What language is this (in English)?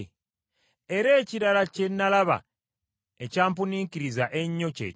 Ganda